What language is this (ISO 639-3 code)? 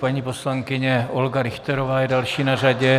ces